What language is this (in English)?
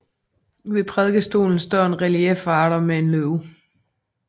Danish